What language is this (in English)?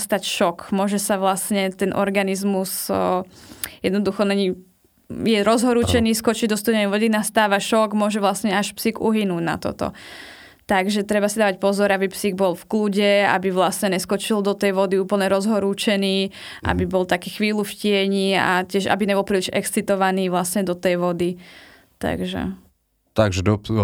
Slovak